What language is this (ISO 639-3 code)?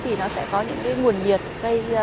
vie